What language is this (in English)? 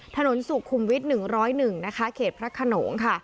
Thai